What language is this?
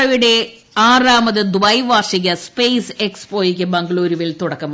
Malayalam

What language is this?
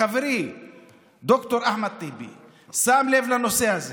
Hebrew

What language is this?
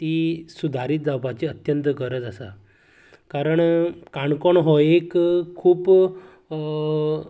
Konkani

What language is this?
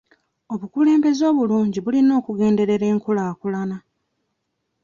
Ganda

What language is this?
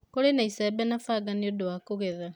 Kikuyu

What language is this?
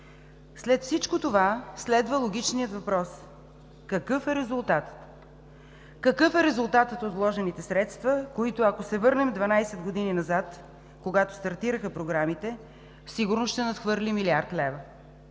Bulgarian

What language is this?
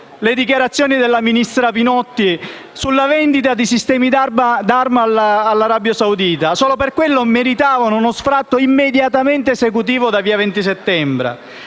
Italian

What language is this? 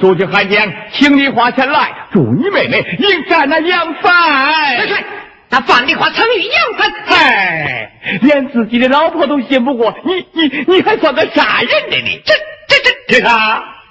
Chinese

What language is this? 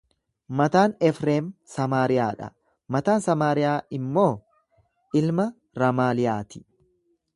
Oromo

